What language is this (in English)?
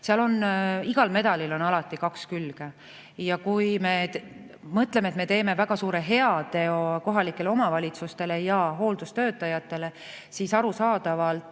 Estonian